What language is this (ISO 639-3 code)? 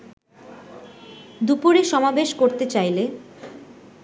ben